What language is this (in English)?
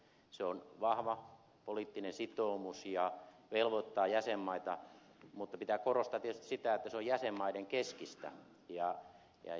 Finnish